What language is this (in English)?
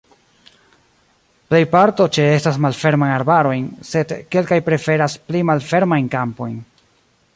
Esperanto